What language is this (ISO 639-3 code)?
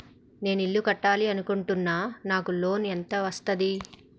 tel